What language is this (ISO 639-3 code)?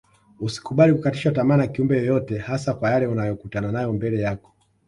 swa